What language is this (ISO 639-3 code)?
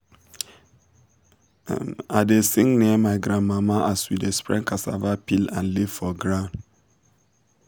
pcm